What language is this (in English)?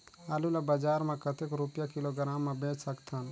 Chhattisgarhi